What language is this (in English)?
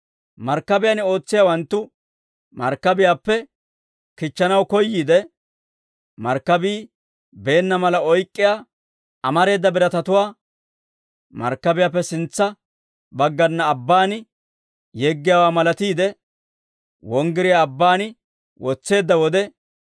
Dawro